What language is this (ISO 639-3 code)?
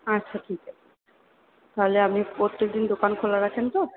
ben